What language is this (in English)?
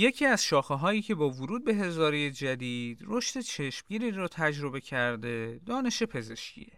Persian